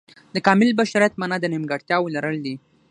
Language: Pashto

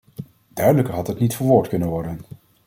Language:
Dutch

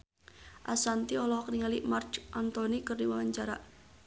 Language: Sundanese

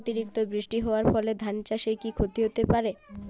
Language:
Bangla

